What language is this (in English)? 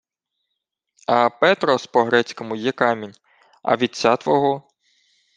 Ukrainian